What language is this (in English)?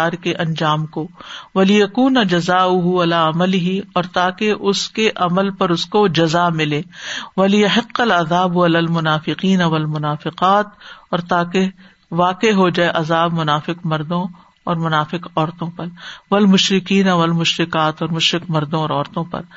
Urdu